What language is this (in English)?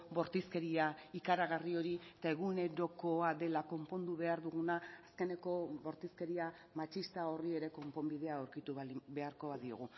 Basque